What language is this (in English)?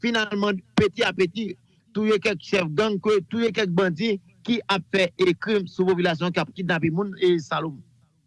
French